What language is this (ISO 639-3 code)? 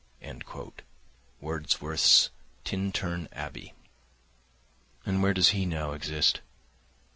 eng